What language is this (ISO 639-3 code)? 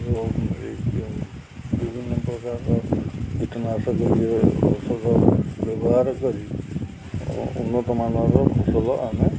ori